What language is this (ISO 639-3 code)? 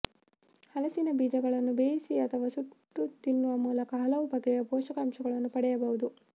kan